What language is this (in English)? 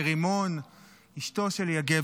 Hebrew